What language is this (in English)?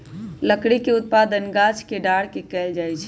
Magahi